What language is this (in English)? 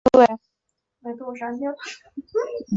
Chinese